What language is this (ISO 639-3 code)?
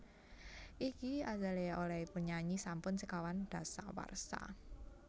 jav